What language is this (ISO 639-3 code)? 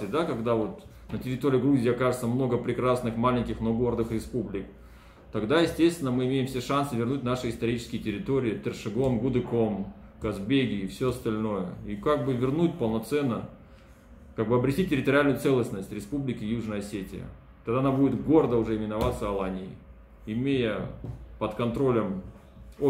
rus